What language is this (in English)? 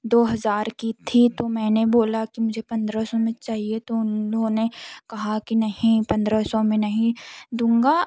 Hindi